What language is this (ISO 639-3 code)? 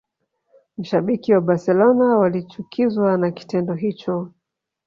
swa